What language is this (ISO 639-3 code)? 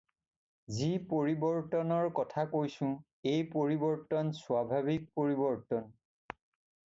asm